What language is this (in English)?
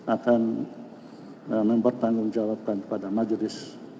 Indonesian